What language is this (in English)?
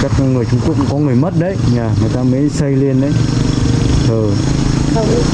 Vietnamese